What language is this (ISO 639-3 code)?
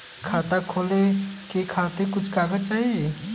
bho